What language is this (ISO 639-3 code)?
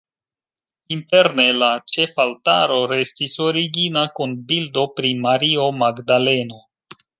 epo